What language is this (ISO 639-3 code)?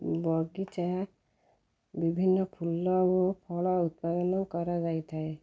ori